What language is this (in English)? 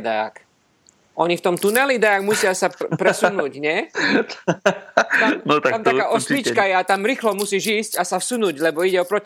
Slovak